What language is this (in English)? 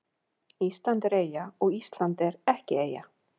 Icelandic